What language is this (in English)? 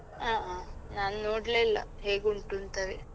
Kannada